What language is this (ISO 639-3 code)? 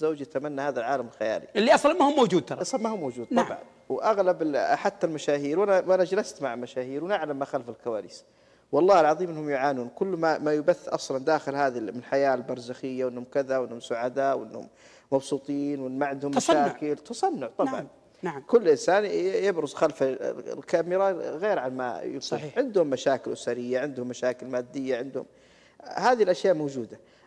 ara